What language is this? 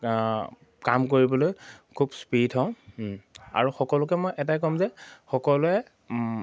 Assamese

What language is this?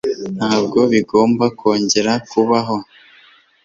Kinyarwanda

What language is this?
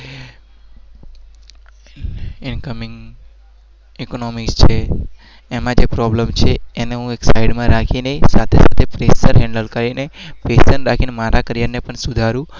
Gujarati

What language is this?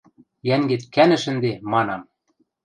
Western Mari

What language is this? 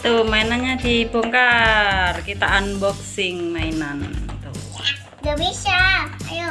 Indonesian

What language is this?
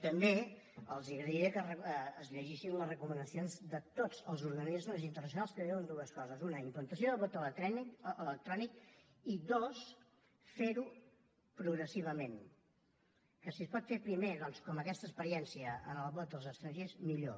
Catalan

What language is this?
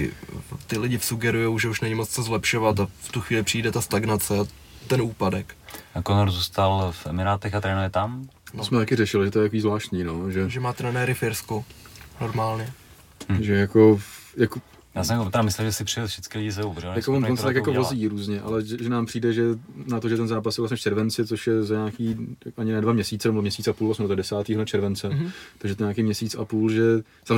Czech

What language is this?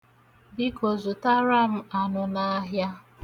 Igbo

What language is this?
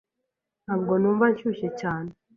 Kinyarwanda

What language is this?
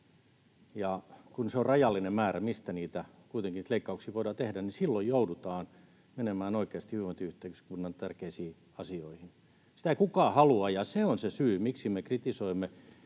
Finnish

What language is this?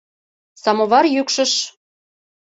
Mari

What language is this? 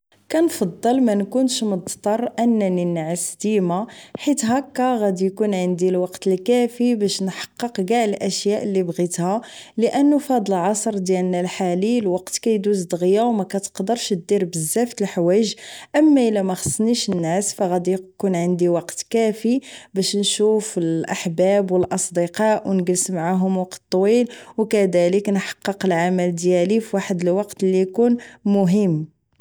Moroccan Arabic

